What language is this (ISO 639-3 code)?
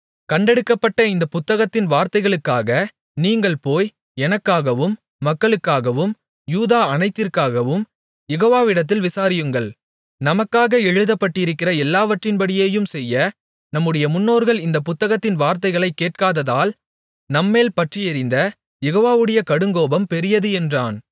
tam